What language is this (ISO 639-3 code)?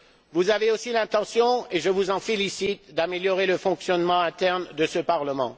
fra